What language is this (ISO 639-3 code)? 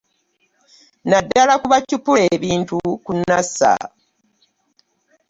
lug